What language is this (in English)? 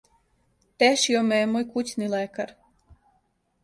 Serbian